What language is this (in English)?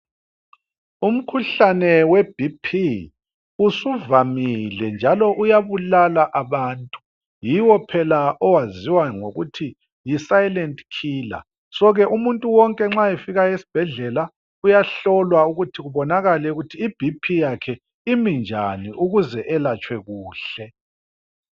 North Ndebele